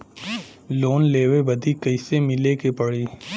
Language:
Bhojpuri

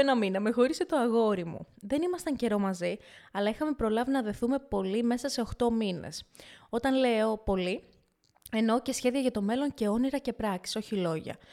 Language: Greek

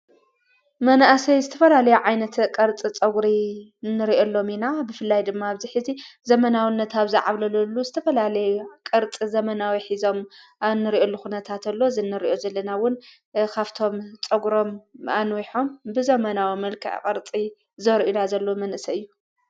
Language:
Tigrinya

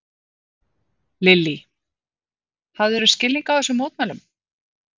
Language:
Icelandic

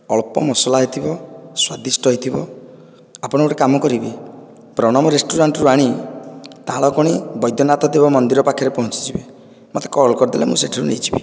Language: Odia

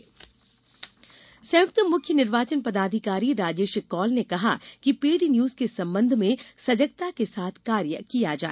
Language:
Hindi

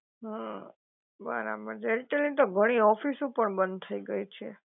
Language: Gujarati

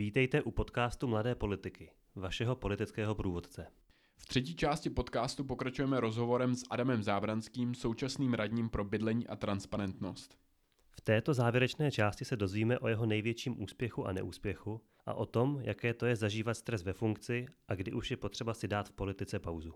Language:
Czech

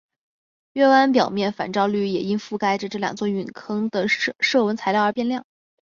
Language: Chinese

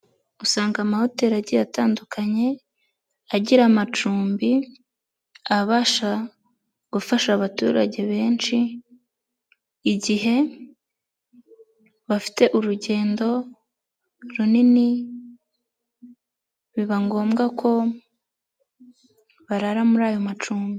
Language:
Kinyarwanda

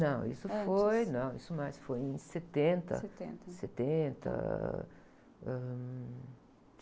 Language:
Portuguese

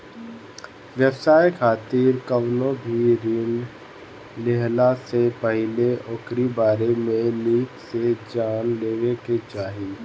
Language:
Bhojpuri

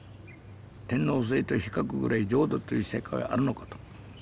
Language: Japanese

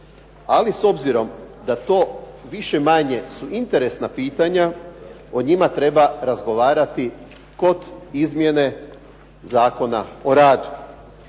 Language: Croatian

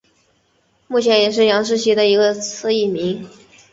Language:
Chinese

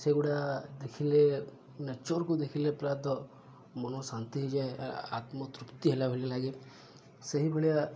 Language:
Odia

